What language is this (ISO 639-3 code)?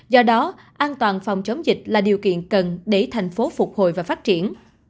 vie